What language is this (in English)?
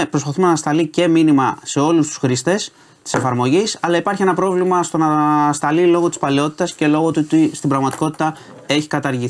Greek